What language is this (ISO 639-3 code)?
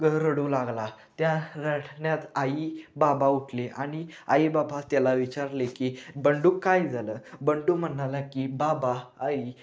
mar